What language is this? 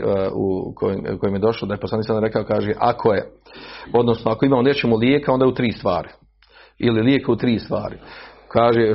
Croatian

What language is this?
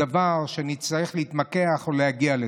Hebrew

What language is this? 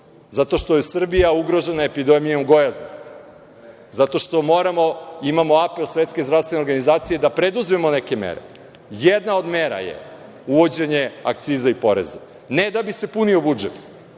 Serbian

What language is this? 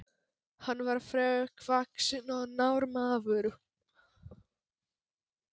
Icelandic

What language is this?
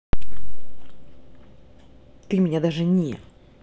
Russian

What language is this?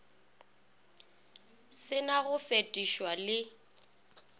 Northern Sotho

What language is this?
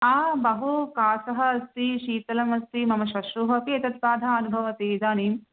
Sanskrit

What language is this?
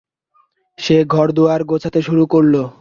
Bangla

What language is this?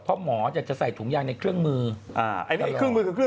Thai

